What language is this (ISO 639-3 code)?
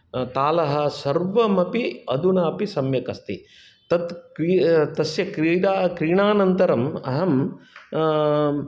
san